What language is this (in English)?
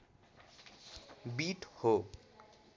Nepali